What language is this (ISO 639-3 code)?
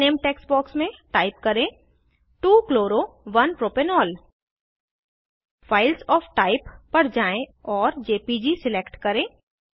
hin